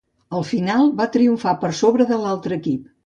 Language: Catalan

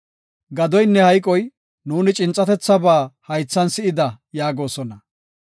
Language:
Gofa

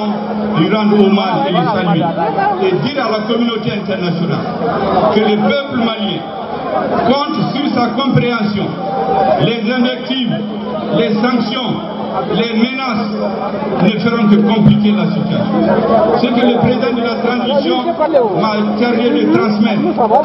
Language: French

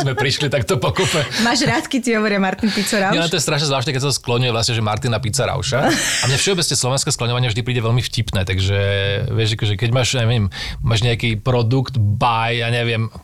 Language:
Slovak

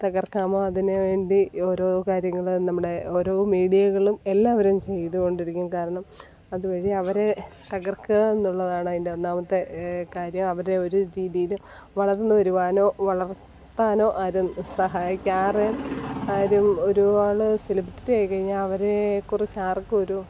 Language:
Malayalam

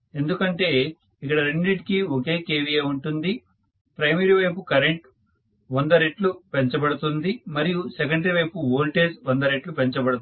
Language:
Telugu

